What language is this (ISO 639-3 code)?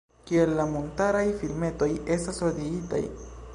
epo